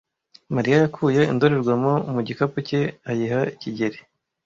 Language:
Kinyarwanda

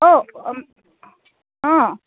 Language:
Assamese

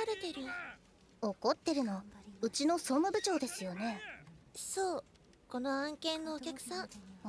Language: Japanese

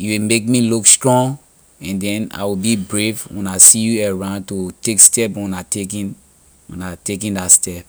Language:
Liberian English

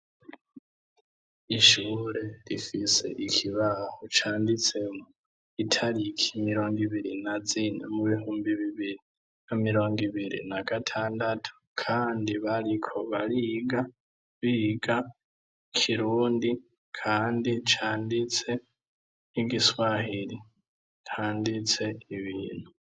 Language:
Rundi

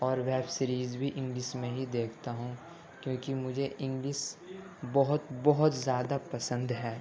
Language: Urdu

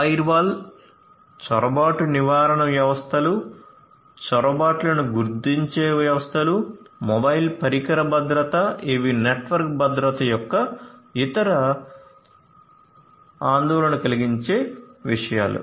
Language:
Telugu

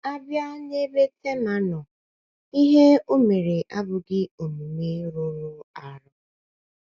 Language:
Igbo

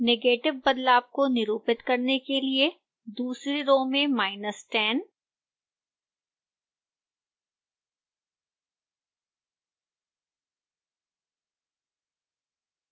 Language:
Hindi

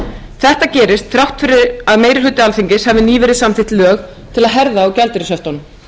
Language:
Icelandic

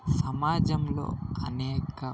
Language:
Telugu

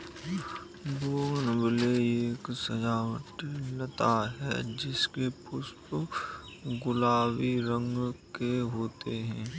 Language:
Hindi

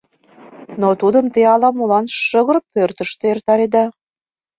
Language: Mari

